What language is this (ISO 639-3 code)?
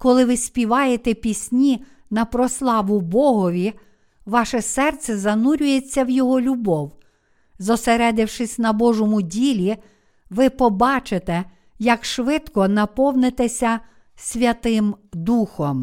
ukr